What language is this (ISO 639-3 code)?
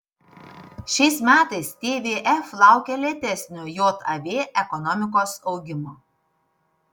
lit